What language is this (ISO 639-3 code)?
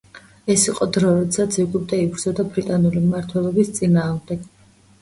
kat